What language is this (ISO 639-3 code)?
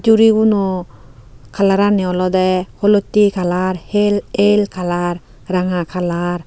ccp